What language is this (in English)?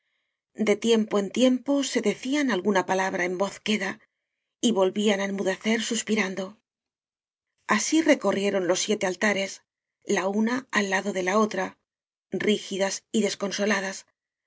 Spanish